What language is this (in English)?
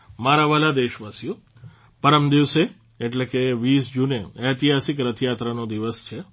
Gujarati